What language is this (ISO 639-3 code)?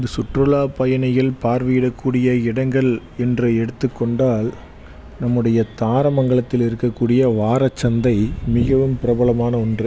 tam